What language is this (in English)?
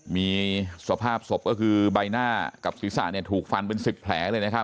Thai